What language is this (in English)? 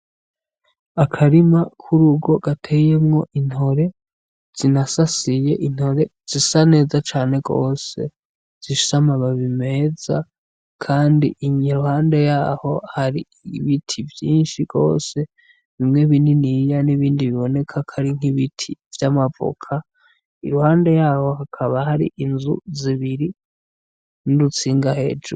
Rundi